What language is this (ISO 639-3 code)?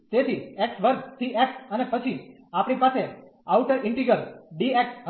guj